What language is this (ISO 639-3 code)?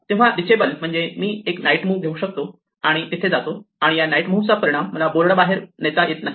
mar